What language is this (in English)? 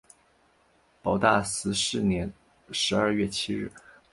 Chinese